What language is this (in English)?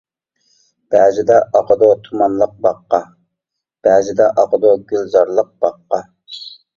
Uyghur